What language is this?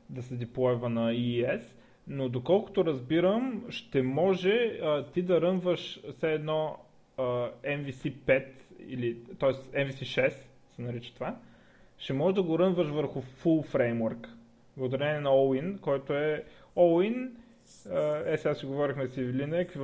Bulgarian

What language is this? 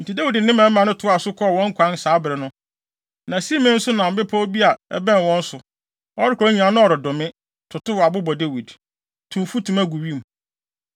Akan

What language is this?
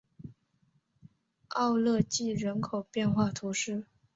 Chinese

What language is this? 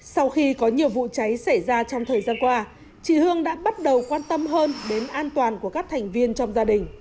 Vietnamese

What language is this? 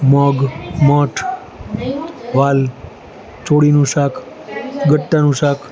Gujarati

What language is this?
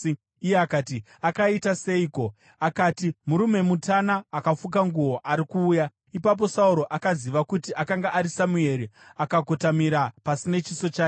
Shona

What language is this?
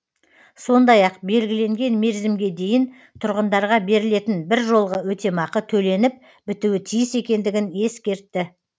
Kazakh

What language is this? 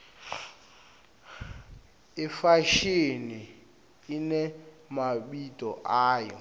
Swati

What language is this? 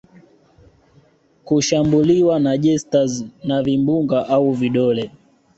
Swahili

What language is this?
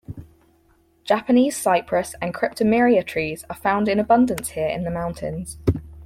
English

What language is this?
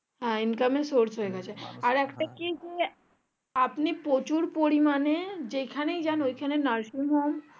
Bangla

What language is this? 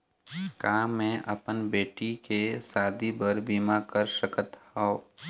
Chhattisgarhi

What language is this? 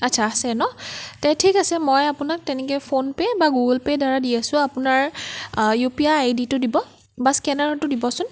Assamese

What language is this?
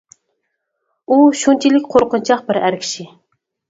Uyghur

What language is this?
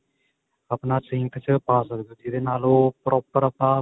Punjabi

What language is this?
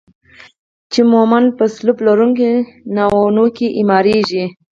Pashto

